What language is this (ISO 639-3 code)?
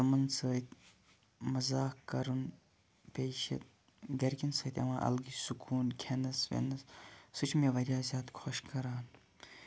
kas